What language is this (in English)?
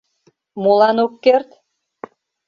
Mari